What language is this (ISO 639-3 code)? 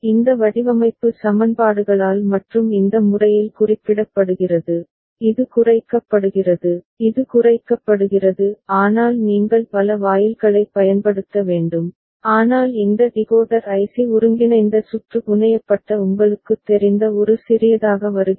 tam